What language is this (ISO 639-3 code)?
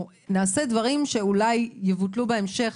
heb